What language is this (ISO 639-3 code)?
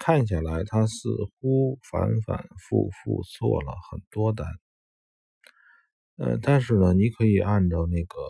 zho